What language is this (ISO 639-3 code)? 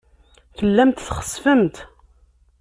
kab